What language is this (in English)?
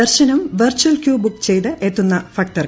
Malayalam